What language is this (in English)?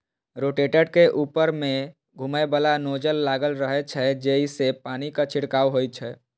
Maithili